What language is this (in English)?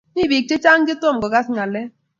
Kalenjin